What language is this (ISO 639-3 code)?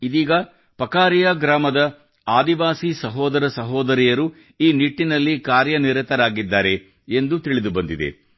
kan